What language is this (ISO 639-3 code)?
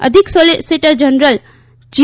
guj